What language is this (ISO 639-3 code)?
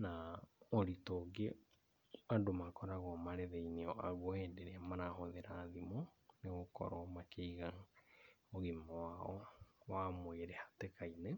kik